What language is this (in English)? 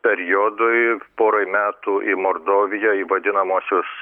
Lithuanian